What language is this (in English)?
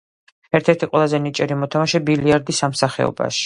Georgian